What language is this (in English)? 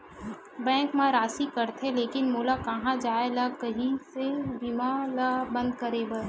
Chhattisgarhi